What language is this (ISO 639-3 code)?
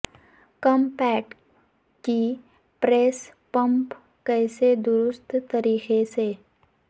urd